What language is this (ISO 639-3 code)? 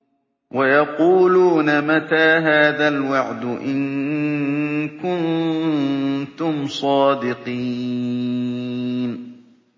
ara